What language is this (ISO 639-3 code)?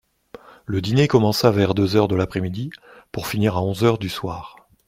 fra